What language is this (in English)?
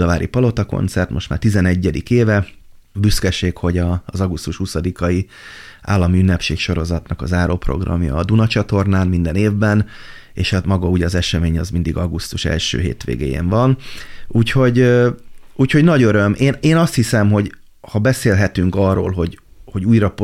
Hungarian